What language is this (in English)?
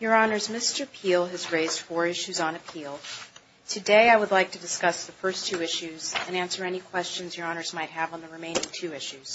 English